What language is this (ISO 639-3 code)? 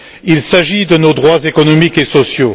fra